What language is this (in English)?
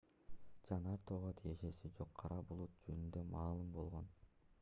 Kyrgyz